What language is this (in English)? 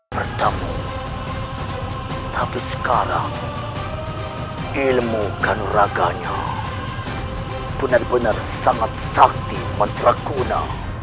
Indonesian